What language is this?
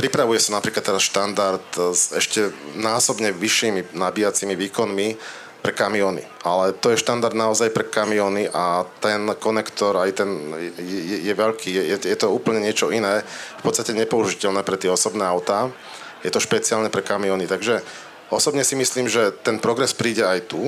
Slovak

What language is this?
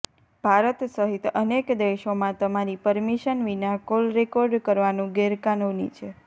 Gujarati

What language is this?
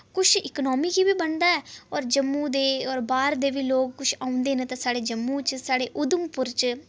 Dogri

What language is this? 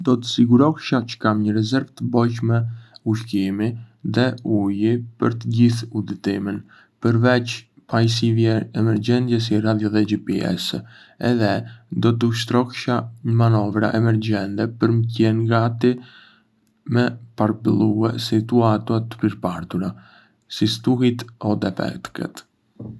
Arbëreshë Albanian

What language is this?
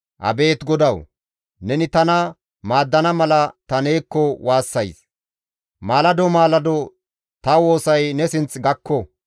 Gamo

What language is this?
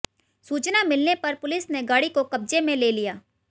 Hindi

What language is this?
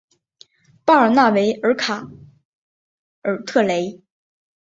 Chinese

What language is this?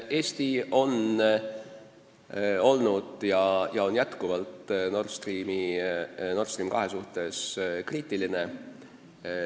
Estonian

